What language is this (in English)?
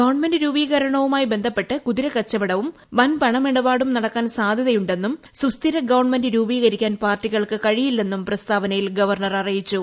Malayalam